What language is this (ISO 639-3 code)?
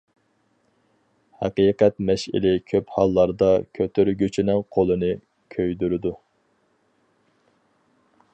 uig